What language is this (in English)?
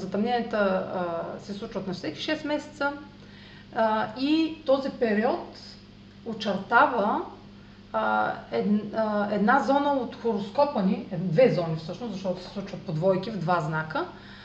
Bulgarian